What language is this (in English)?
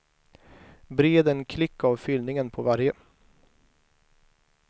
Swedish